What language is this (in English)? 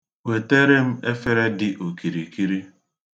Igbo